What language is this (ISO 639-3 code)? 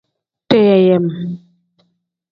kdh